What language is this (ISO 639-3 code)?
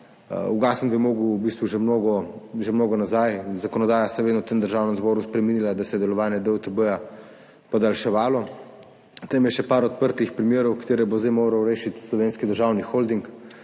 slv